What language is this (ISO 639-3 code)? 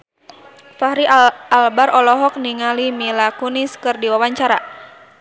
sun